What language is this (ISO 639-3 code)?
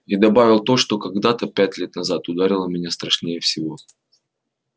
rus